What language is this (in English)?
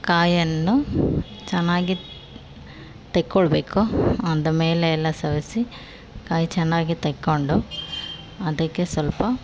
Kannada